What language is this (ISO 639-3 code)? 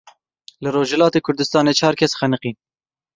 kur